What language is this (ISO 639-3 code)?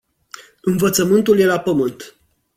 ron